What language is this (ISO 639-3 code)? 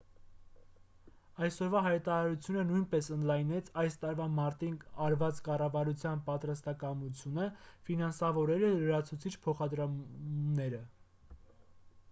hye